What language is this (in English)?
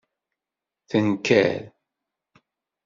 Kabyle